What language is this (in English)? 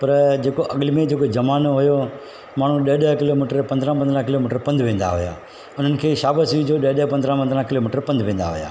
Sindhi